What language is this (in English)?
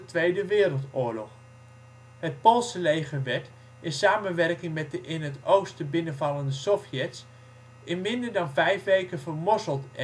Dutch